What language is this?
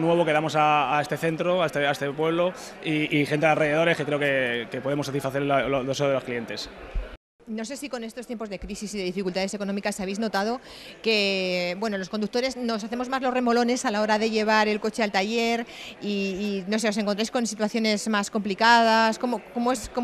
Spanish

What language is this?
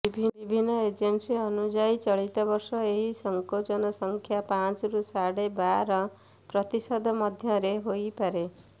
Odia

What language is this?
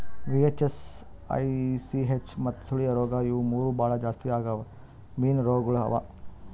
Kannada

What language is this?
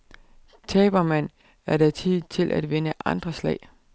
Danish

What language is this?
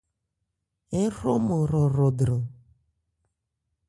Ebrié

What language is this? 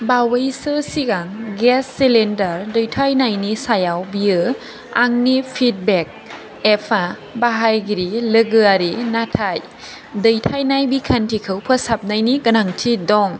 Bodo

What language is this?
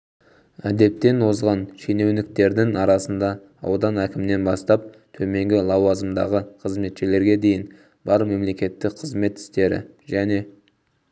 Kazakh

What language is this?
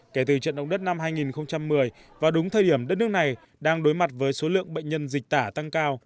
Vietnamese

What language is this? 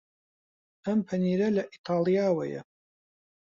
Central Kurdish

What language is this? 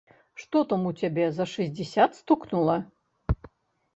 Belarusian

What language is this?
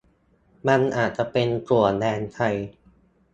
Thai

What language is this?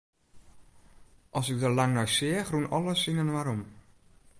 Western Frisian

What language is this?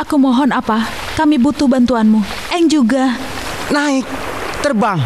Indonesian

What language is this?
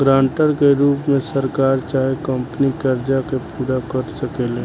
Bhojpuri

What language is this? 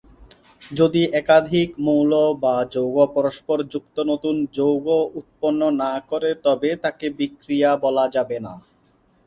Bangla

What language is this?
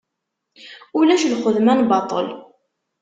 Kabyle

